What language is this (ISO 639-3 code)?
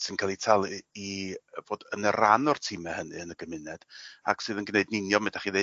cym